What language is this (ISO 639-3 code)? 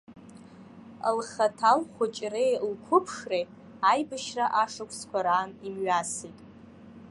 abk